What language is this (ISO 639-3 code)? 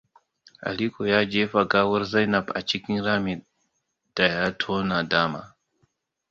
hau